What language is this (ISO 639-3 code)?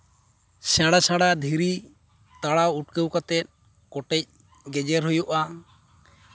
sat